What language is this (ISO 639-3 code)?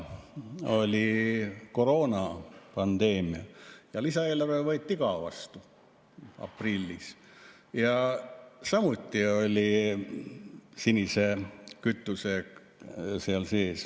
est